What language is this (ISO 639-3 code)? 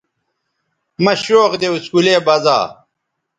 btv